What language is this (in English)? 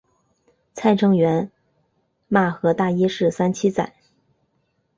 Chinese